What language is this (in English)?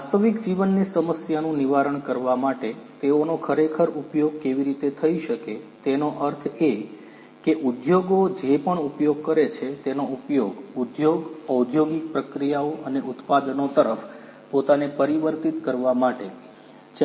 Gujarati